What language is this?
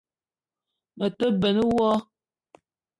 Eton (Cameroon)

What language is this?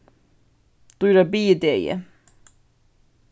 Faroese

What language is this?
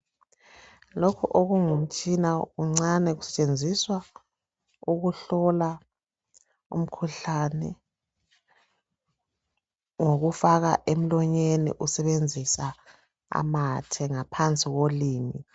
North Ndebele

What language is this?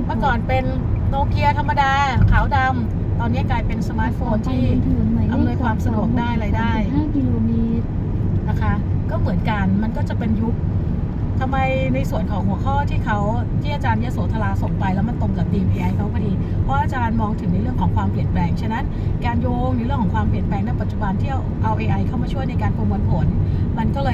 Thai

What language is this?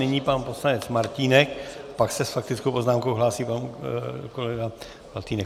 Czech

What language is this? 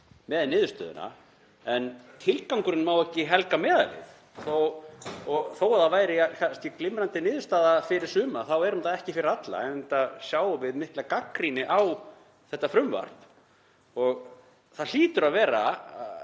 Icelandic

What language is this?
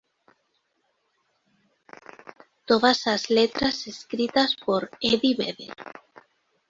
Galician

